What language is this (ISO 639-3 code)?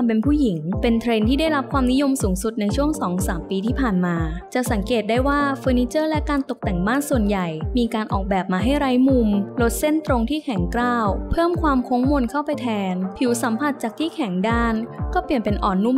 tha